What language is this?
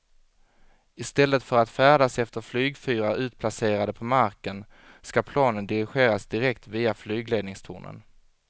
Swedish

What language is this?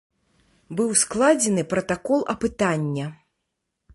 Belarusian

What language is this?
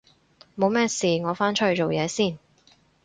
Cantonese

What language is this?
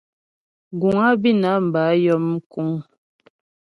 Ghomala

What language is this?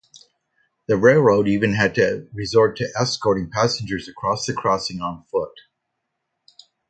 English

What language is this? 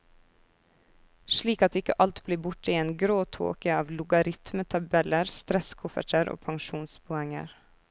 Norwegian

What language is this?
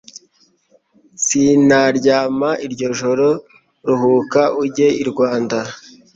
Kinyarwanda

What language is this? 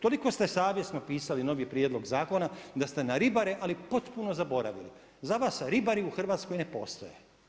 Croatian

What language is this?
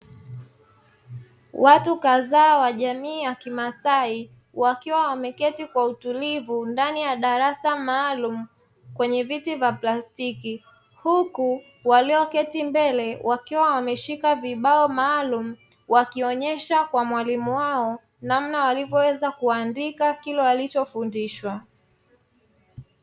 Swahili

